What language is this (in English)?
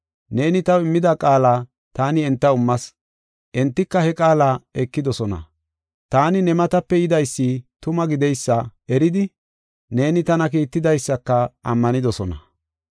Gofa